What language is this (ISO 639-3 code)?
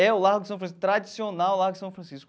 por